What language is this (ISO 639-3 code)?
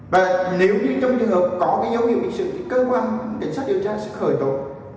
vie